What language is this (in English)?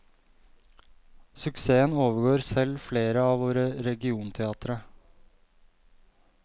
Norwegian